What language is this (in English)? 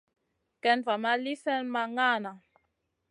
Masana